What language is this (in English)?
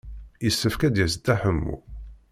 Kabyle